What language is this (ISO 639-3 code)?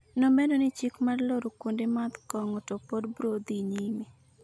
luo